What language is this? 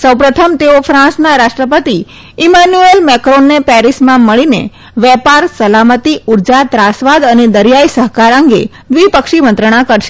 Gujarati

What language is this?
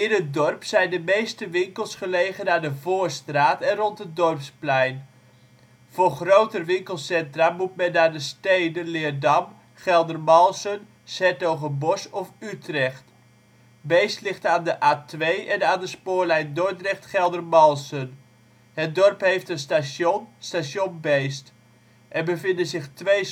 Dutch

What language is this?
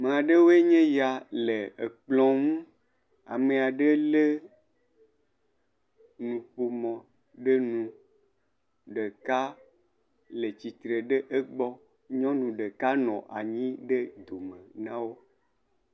Ewe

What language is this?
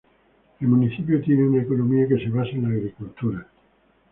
Spanish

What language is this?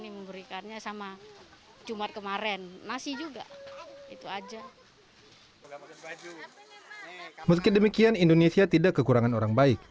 Indonesian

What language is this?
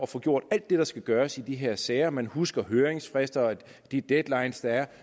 Danish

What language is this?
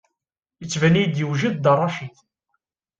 Kabyle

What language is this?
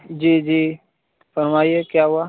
Urdu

